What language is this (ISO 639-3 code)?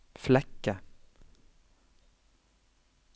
nor